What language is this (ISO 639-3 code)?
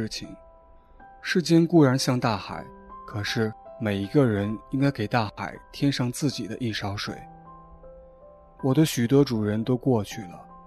zho